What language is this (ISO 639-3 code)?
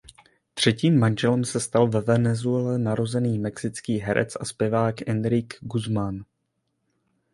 ces